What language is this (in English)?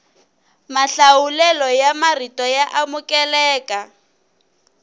Tsonga